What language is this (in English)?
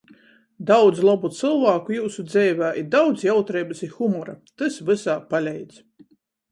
Latgalian